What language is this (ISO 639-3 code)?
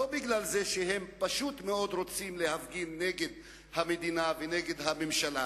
heb